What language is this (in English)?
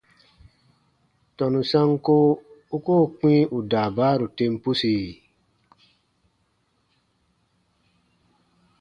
Baatonum